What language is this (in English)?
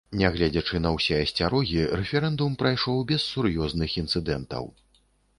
Belarusian